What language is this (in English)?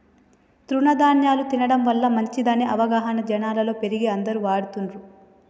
Telugu